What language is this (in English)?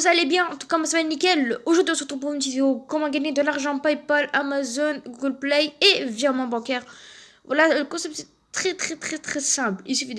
French